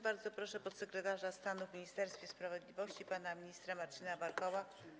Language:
Polish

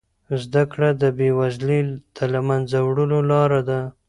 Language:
Pashto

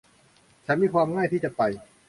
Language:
Thai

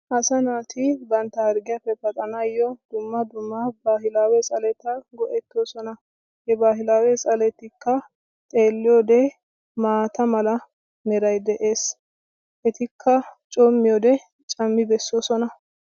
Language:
Wolaytta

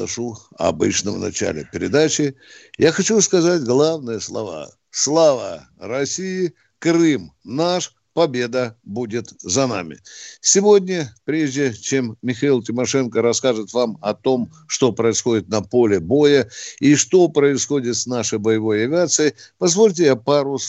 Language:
Russian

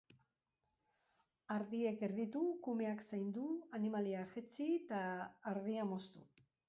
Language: Basque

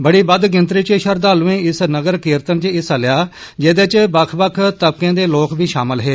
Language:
Dogri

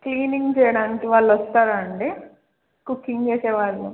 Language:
Telugu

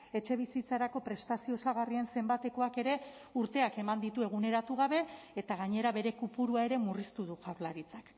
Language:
Basque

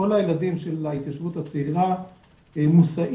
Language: Hebrew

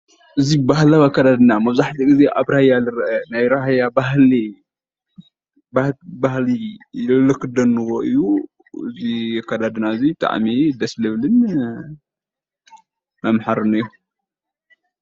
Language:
Tigrinya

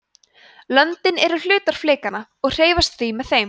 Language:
Icelandic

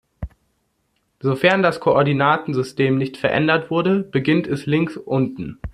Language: German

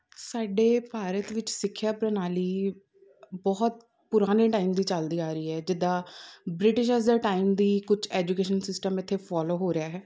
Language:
Punjabi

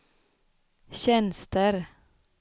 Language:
Swedish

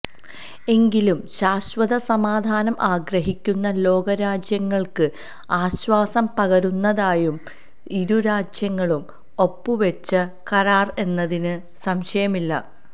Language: Malayalam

